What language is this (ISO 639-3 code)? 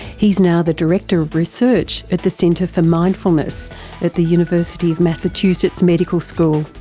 eng